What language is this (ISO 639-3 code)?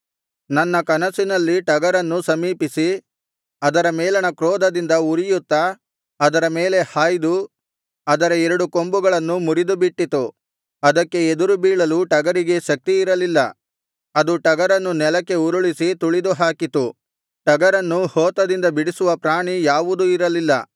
kan